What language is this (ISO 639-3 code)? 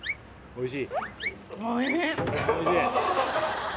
jpn